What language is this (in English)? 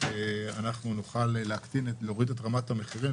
Hebrew